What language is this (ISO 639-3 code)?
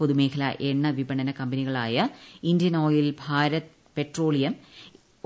mal